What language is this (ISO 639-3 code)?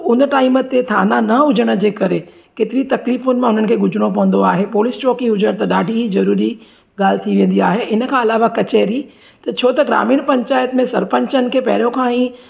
snd